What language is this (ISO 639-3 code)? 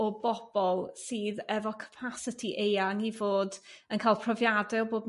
cym